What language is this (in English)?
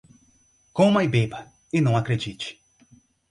Portuguese